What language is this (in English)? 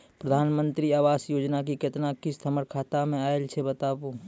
Maithili